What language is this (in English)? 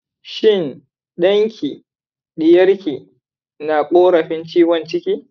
Hausa